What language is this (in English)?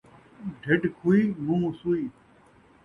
Saraiki